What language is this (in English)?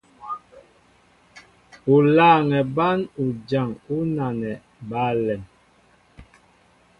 Mbo (Cameroon)